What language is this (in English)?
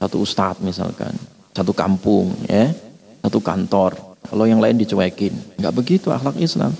Indonesian